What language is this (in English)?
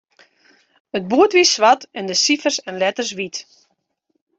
Western Frisian